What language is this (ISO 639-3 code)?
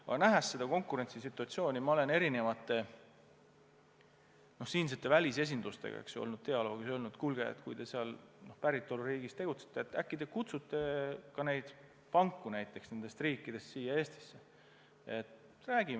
est